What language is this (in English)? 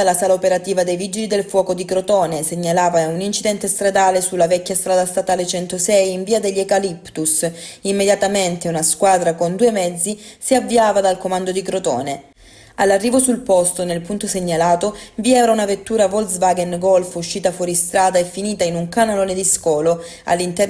Italian